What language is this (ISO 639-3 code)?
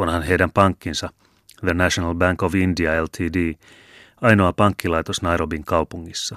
fin